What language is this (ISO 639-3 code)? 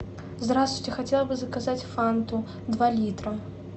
rus